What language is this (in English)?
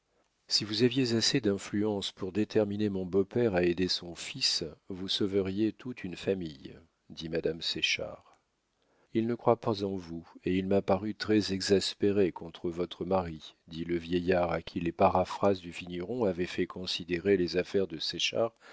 French